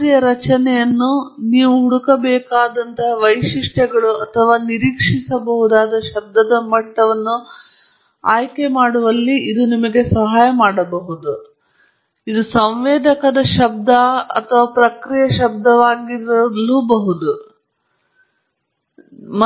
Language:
Kannada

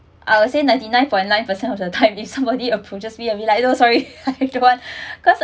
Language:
English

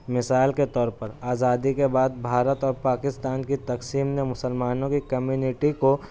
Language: Urdu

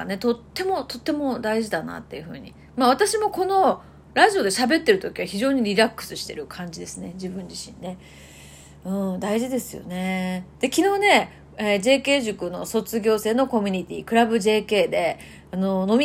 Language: Japanese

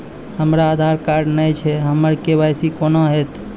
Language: Maithili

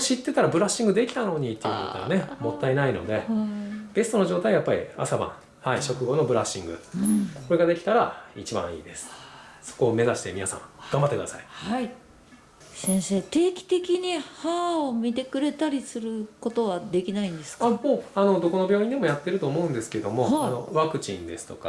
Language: Japanese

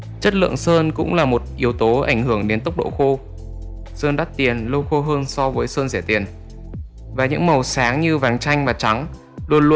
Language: Vietnamese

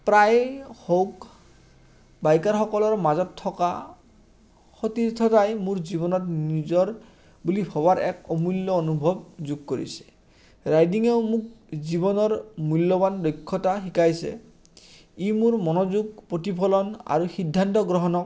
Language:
Assamese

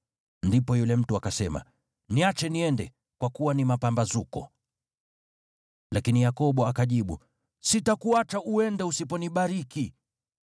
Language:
Swahili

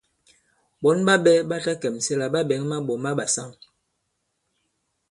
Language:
Bankon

